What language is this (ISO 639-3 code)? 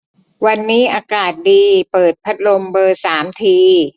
tha